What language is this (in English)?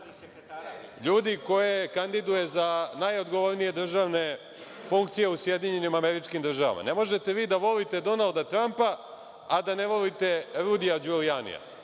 Serbian